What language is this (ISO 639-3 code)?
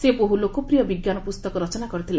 ori